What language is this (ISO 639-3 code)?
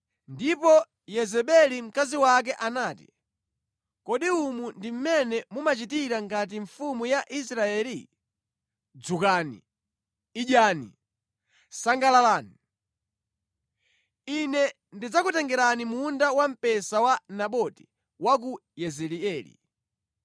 nya